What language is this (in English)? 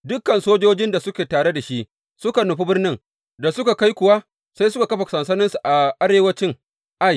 Hausa